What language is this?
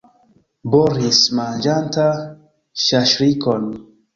Esperanto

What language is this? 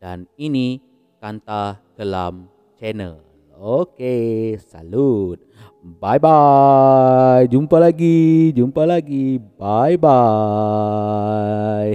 Malay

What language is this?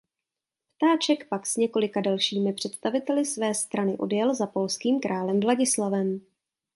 Czech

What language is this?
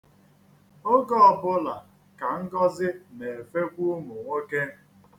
Igbo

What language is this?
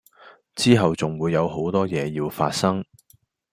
Cantonese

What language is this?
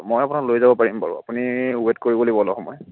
Assamese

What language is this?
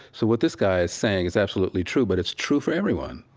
English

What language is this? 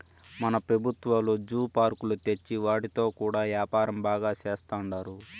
Telugu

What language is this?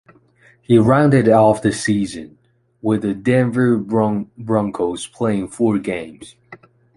English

